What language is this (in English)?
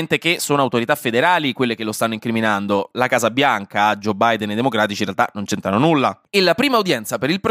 Italian